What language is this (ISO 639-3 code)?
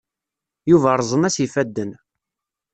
kab